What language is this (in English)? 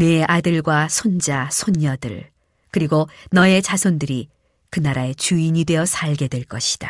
Korean